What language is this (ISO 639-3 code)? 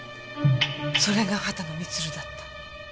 jpn